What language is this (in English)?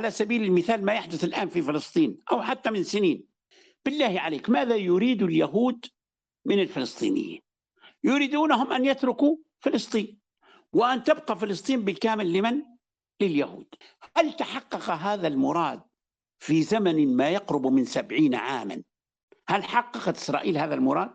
Arabic